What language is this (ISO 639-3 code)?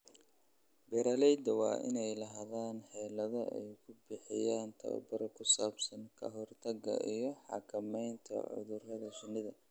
som